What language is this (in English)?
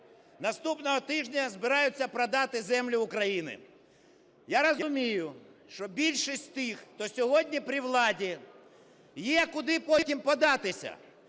Ukrainian